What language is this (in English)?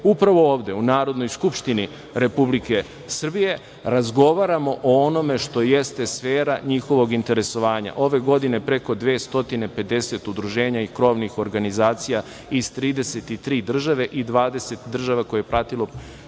Serbian